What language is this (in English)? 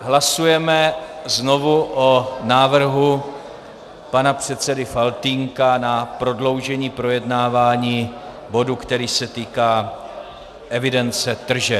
Czech